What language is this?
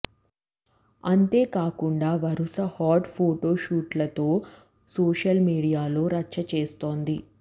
Telugu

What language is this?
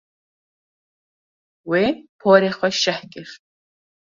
Kurdish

